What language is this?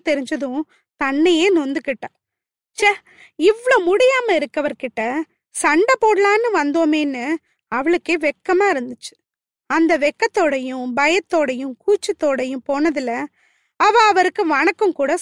Tamil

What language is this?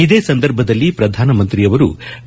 Kannada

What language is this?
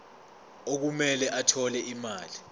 Zulu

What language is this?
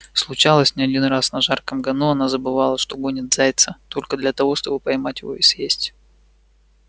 Russian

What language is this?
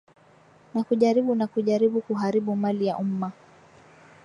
Swahili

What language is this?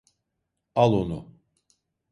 Turkish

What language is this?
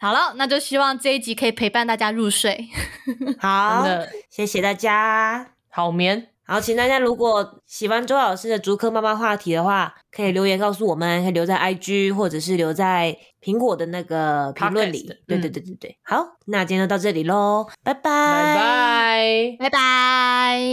Chinese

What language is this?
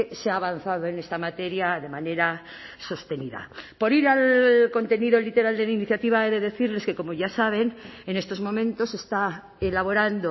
Spanish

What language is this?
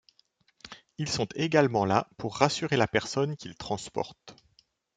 French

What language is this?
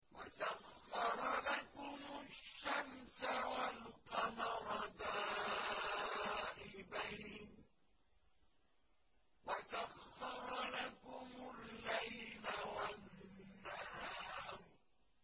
Arabic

